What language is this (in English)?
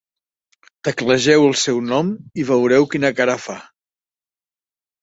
Catalan